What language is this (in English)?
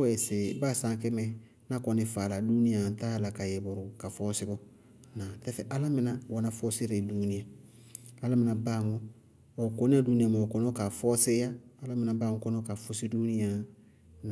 Bago-Kusuntu